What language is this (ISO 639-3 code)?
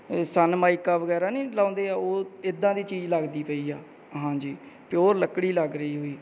pan